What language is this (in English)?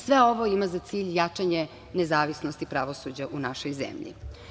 Serbian